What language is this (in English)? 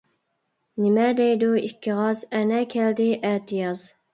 Uyghur